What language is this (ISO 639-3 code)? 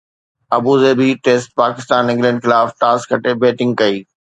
snd